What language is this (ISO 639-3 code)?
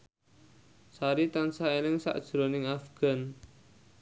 jav